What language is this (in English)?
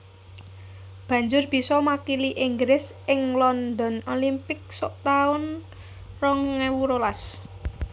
Javanese